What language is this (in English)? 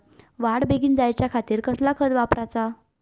Marathi